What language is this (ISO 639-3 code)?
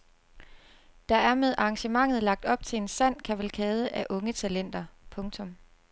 dan